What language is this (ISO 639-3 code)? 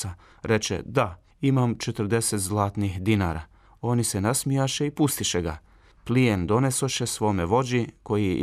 hrv